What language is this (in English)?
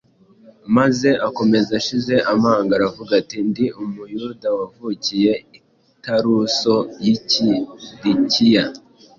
Kinyarwanda